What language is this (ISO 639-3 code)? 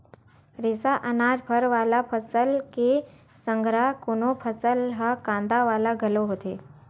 hne